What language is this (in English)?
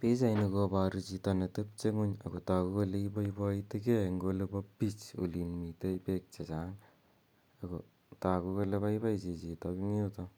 Kalenjin